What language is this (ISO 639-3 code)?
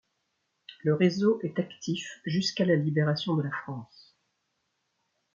fra